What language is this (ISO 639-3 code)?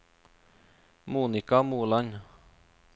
nor